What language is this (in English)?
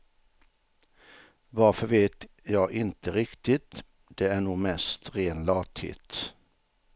Swedish